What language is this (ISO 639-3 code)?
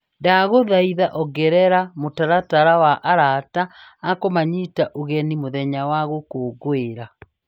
kik